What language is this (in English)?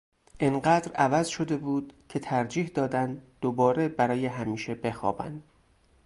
Persian